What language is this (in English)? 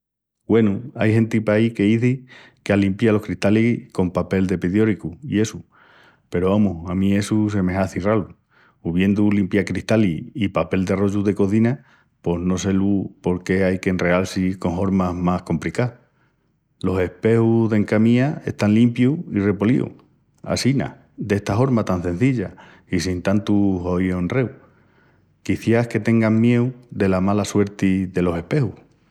Extremaduran